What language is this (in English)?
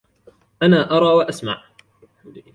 Arabic